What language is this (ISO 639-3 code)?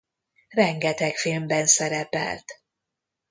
hun